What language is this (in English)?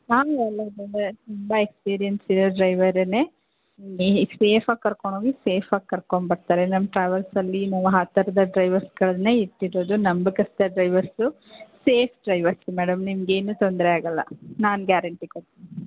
Kannada